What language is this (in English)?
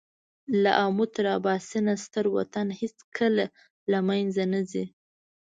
Pashto